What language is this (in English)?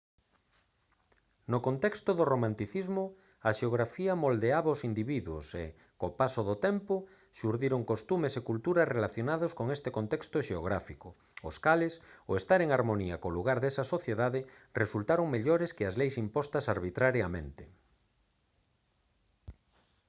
Galician